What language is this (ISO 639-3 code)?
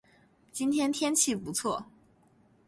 zho